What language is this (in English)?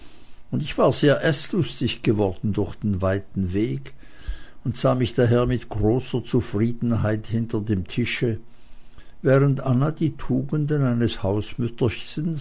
German